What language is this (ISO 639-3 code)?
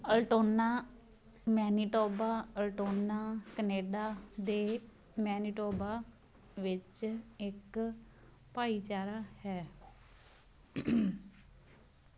pan